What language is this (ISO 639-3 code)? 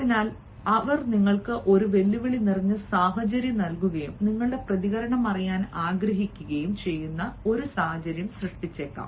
mal